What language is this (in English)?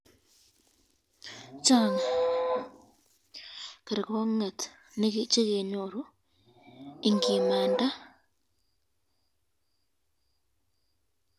Kalenjin